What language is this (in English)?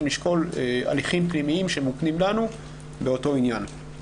Hebrew